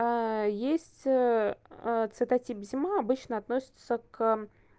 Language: Russian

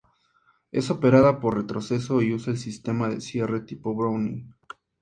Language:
Spanish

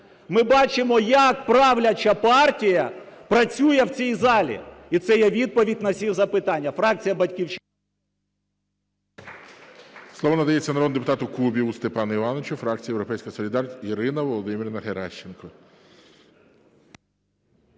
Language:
Ukrainian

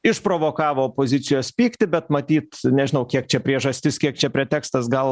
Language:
Lithuanian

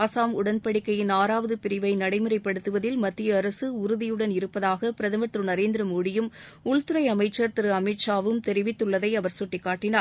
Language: Tamil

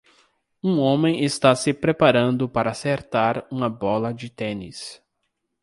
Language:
Portuguese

